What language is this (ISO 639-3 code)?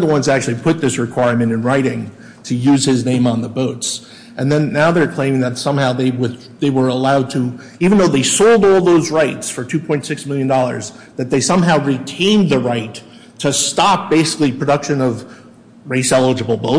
eng